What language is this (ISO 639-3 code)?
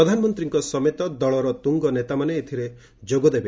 ori